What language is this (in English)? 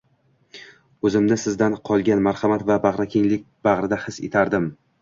Uzbek